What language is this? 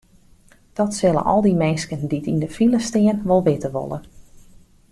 Western Frisian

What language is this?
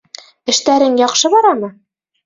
Bashkir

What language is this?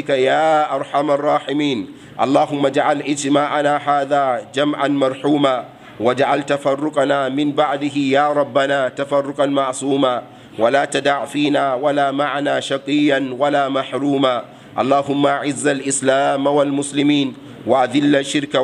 Arabic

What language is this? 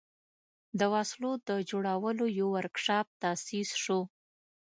Pashto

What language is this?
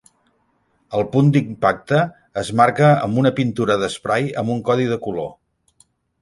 Catalan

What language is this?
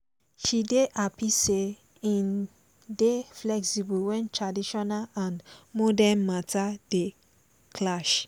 Nigerian Pidgin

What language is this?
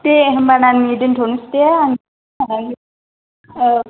Bodo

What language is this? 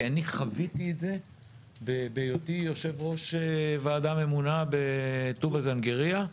Hebrew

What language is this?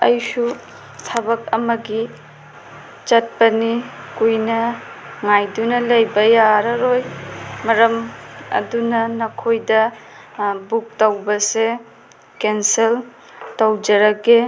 Manipuri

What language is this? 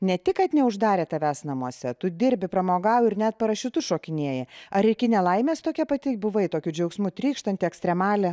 Lithuanian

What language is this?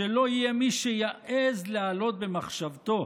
Hebrew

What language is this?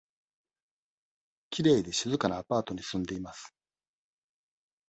Japanese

